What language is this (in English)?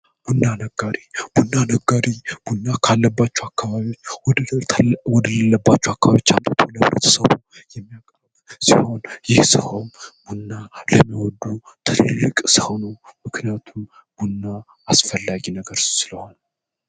Amharic